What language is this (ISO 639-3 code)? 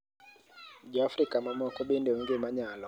luo